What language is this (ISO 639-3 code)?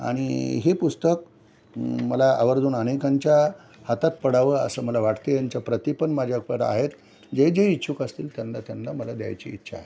mar